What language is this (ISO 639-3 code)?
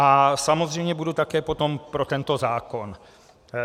ces